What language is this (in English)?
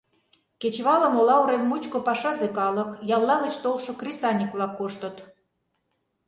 Mari